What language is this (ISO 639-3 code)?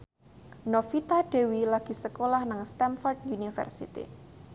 jav